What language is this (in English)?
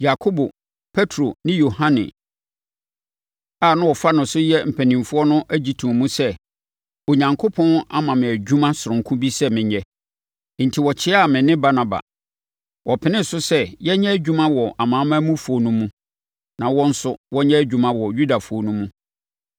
Akan